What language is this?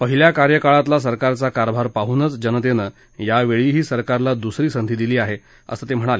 Marathi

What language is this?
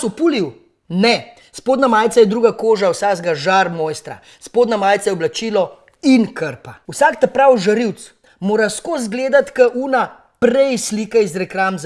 Slovenian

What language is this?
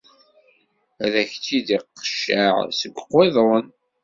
Kabyle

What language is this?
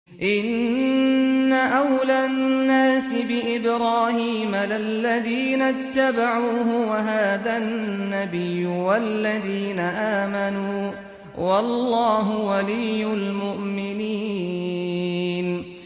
Arabic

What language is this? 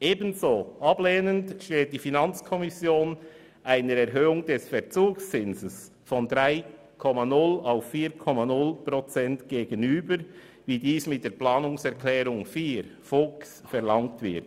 Swiss German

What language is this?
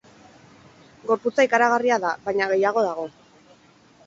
Basque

